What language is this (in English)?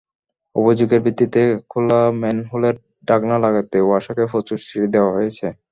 Bangla